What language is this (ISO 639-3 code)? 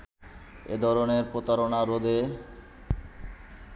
ben